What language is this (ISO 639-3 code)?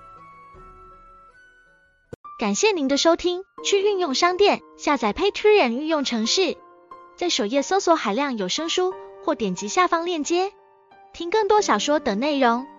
zho